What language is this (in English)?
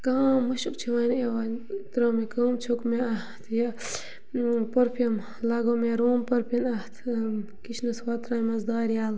Kashmiri